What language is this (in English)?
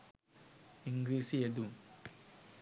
Sinhala